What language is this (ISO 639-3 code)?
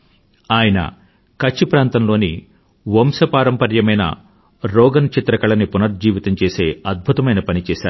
tel